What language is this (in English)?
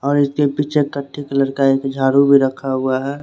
Hindi